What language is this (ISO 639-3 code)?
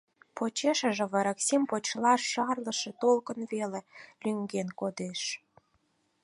chm